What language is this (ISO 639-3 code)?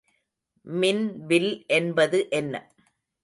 tam